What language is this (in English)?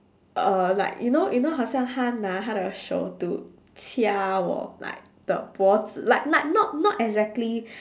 English